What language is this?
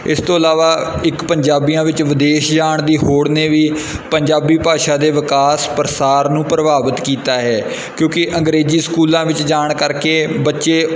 Punjabi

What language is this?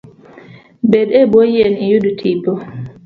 Luo (Kenya and Tanzania)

